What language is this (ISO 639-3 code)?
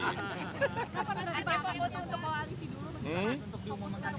ind